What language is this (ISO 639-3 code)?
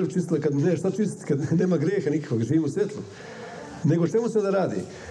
hrv